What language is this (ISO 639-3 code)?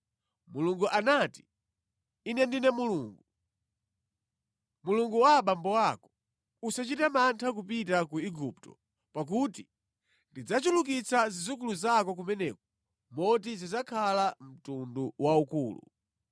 nya